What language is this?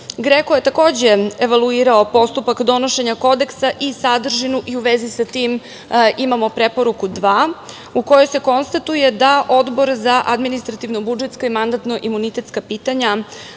Serbian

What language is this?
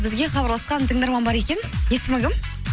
Kazakh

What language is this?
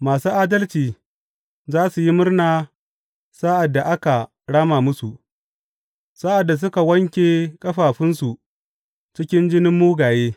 Hausa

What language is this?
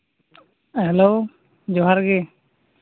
Santali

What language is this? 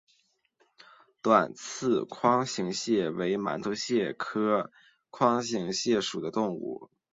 Chinese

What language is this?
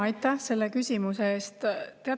Estonian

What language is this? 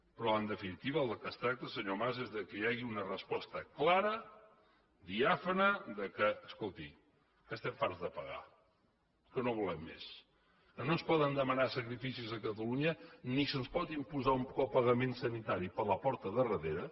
Catalan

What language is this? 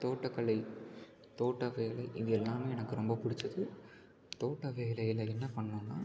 Tamil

